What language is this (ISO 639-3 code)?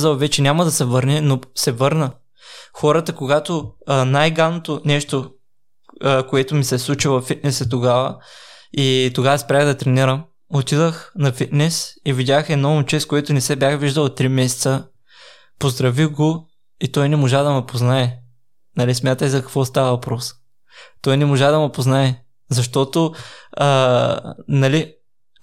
bul